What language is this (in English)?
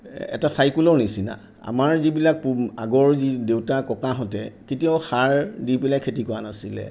Assamese